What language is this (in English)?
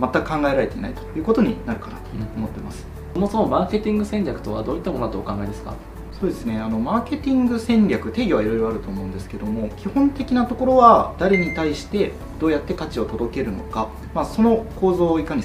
Japanese